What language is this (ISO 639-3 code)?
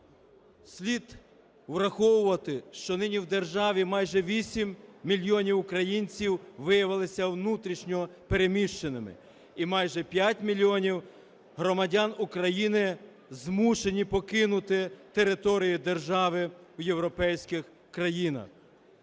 ukr